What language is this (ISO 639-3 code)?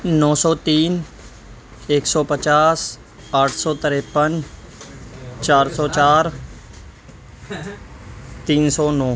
urd